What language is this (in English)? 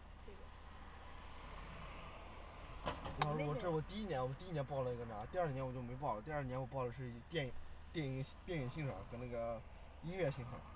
Chinese